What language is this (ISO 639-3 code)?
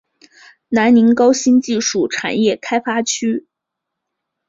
zho